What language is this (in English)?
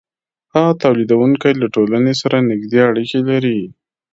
Pashto